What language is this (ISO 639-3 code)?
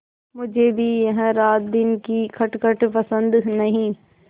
hin